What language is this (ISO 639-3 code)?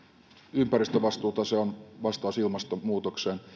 fin